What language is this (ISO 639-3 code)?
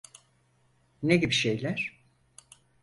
tur